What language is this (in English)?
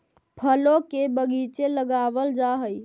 Magahi